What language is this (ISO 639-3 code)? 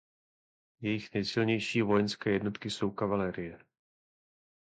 ces